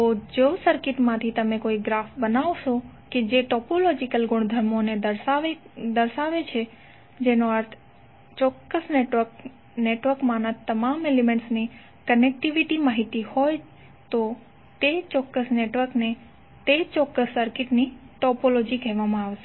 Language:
Gujarati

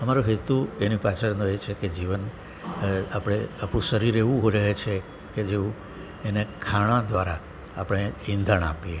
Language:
Gujarati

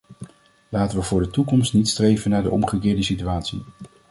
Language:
Dutch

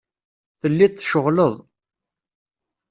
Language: Kabyle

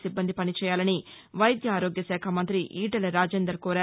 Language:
Telugu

